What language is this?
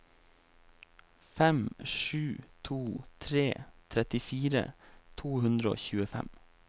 Norwegian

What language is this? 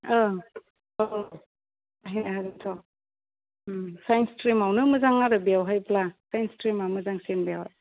Bodo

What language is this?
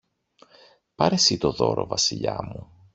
Greek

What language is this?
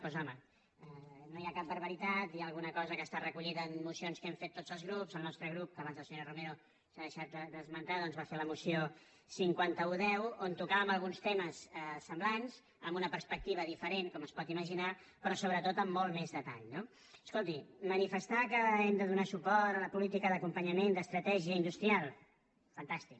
Catalan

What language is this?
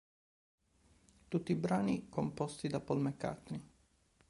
Italian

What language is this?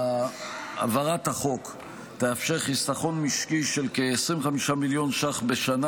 Hebrew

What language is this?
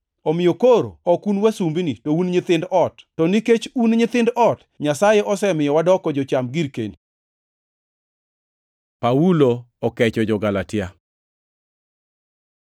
Luo (Kenya and Tanzania)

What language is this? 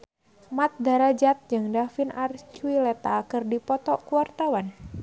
Sundanese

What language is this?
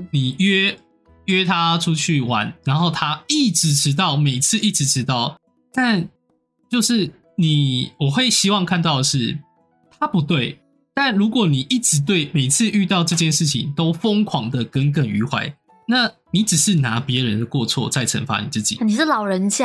Chinese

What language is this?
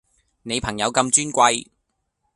Cantonese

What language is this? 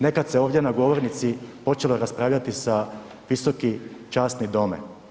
Croatian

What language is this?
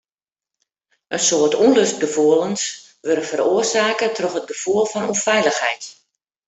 Western Frisian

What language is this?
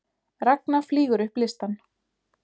Icelandic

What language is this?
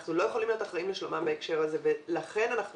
Hebrew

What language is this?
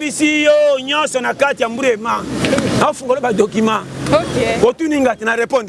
French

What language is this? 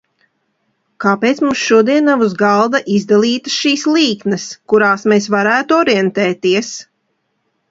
Latvian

